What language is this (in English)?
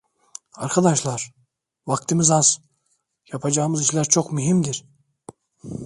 Turkish